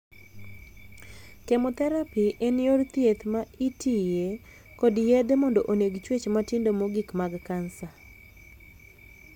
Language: Luo (Kenya and Tanzania)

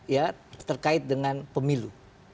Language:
Indonesian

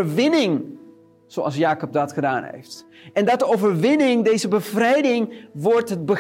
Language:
Dutch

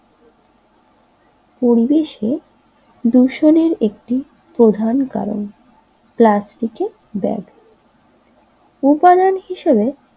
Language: Bangla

